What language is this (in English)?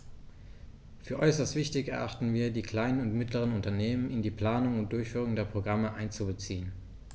German